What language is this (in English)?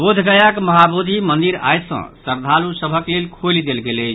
Maithili